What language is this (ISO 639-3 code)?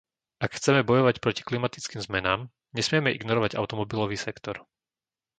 slk